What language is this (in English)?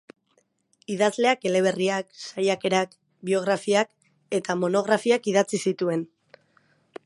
Basque